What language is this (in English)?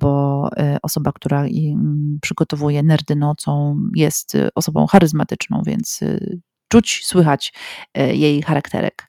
Polish